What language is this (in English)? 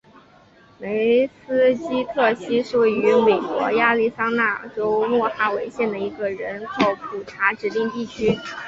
Chinese